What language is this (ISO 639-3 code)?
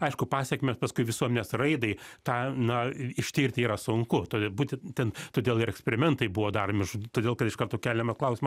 lit